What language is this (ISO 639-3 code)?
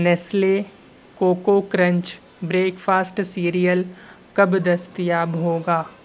urd